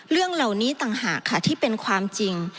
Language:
Thai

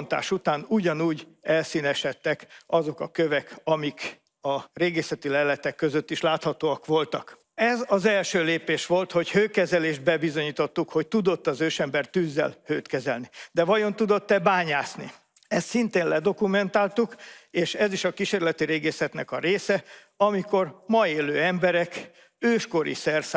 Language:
Hungarian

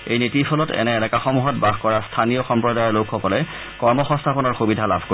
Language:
Assamese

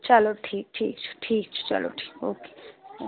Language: Kashmiri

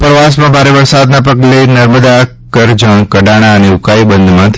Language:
Gujarati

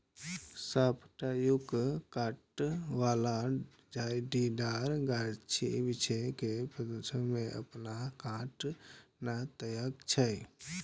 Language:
Maithili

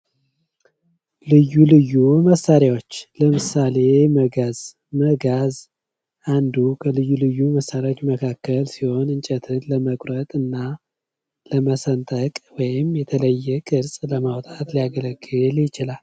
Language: Amharic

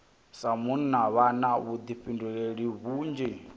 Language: Venda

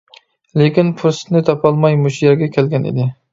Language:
Uyghur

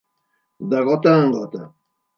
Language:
Catalan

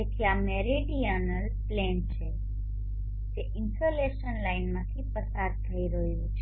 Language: Gujarati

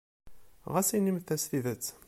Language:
Kabyle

